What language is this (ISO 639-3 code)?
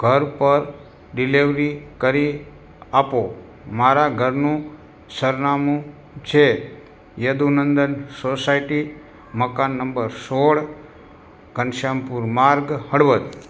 guj